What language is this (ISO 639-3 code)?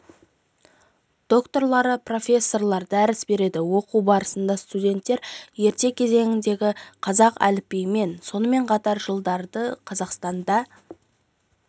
kaz